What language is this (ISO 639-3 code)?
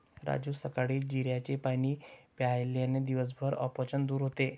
mar